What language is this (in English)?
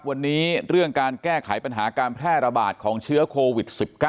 Thai